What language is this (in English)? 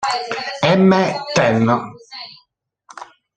Italian